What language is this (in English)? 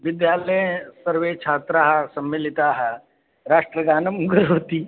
Sanskrit